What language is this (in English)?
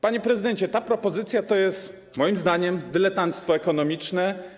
Polish